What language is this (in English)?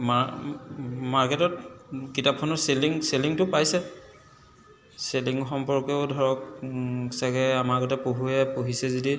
Assamese